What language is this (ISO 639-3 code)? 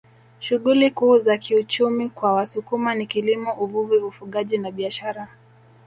swa